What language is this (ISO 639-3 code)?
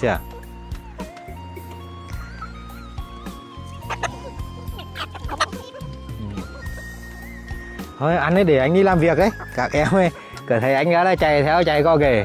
vie